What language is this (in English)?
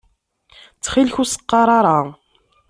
Kabyle